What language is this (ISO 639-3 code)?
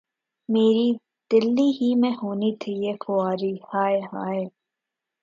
urd